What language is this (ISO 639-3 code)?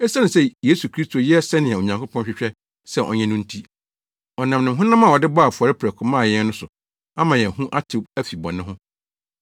aka